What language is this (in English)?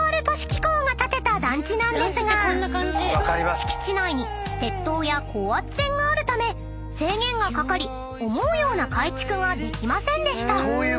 Japanese